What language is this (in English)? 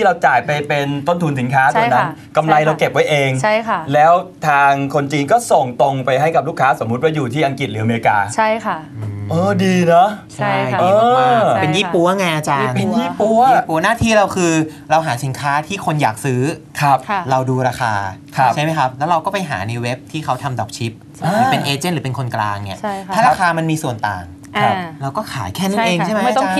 Thai